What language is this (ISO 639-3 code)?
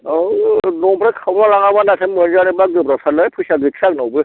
brx